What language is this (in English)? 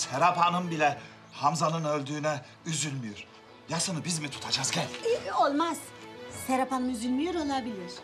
Turkish